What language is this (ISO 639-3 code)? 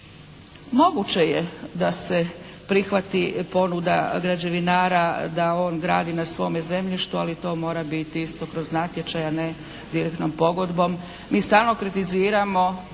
hrv